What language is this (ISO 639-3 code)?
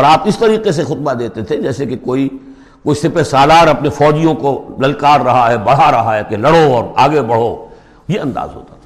urd